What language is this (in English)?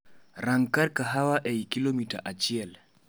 Luo (Kenya and Tanzania)